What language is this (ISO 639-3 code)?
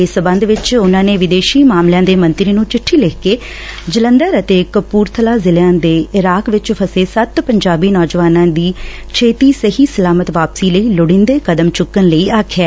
pan